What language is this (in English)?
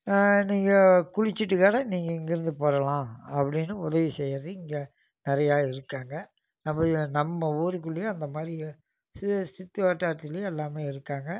Tamil